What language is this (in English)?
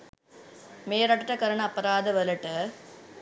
Sinhala